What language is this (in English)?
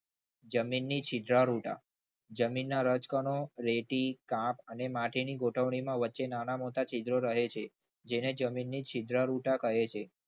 Gujarati